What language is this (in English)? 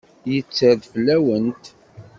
Kabyle